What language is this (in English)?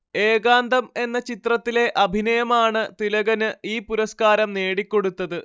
Malayalam